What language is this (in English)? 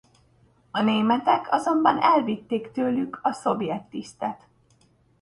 Hungarian